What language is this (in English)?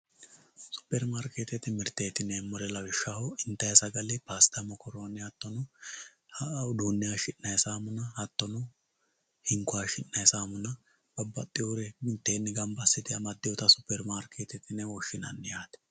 Sidamo